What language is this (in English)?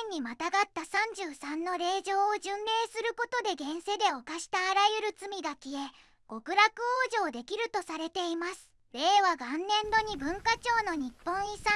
Japanese